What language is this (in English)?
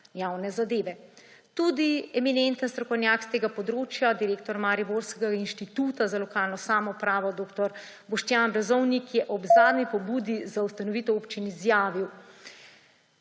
Slovenian